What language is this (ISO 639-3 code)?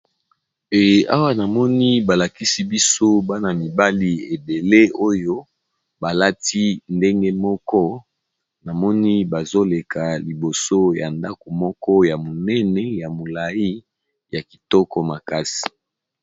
lin